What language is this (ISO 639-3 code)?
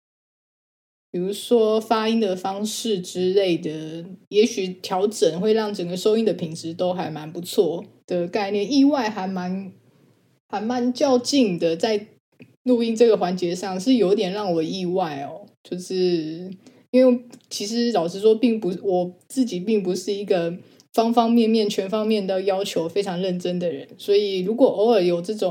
zho